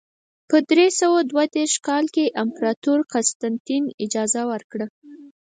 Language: Pashto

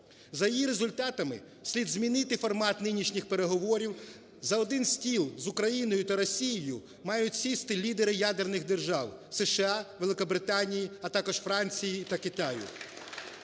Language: Ukrainian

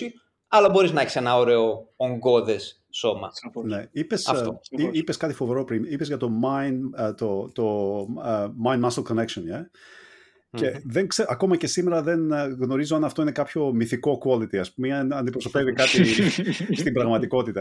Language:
Greek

